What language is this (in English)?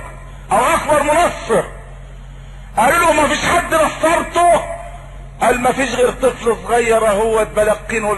Arabic